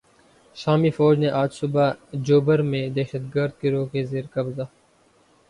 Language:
Urdu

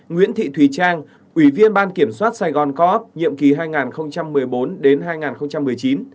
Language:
Vietnamese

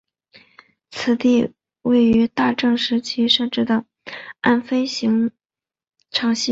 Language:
Chinese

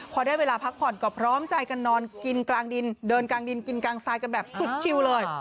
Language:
Thai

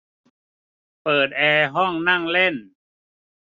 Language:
Thai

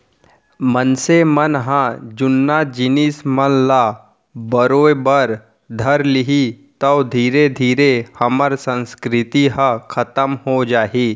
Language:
Chhattisgarhi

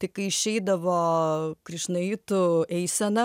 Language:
Lithuanian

